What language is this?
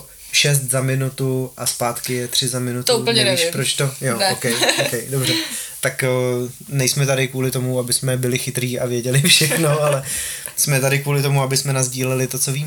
Czech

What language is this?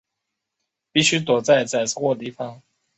Chinese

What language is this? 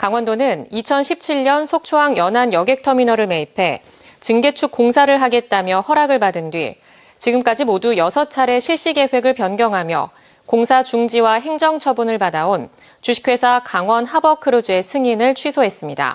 Korean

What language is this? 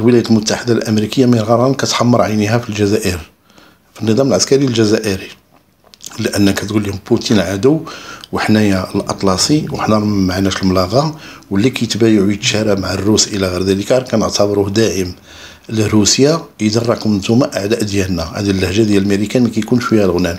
Arabic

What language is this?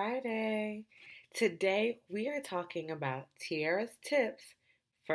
English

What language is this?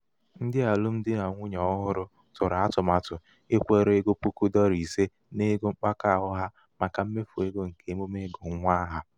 Igbo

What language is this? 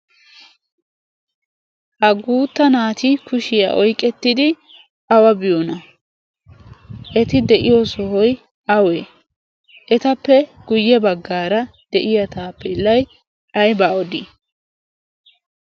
Wolaytta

